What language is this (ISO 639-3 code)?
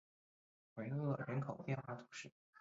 zho